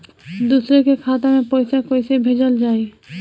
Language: Bhojpuri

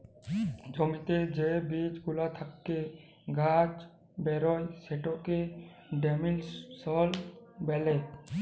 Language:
Bangla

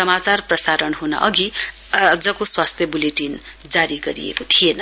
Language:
Nepali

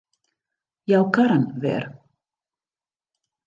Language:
Western Frisian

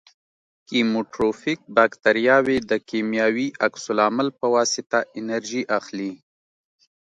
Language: Pashto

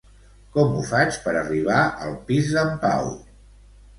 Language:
Catalan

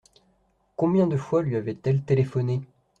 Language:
French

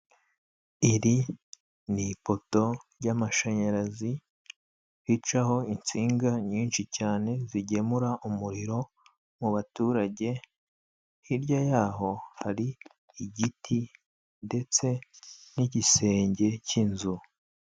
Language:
Kinyarwanda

